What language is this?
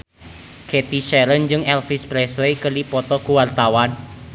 Sundanese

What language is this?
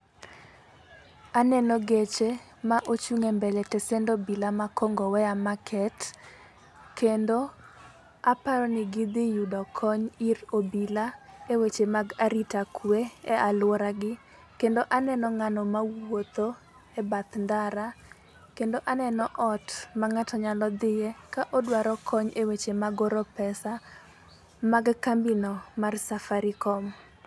Luo (Kenya and Tanzania)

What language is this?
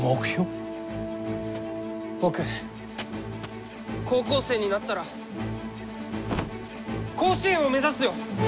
Japanese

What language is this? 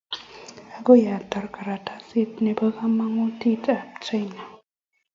Kalenjin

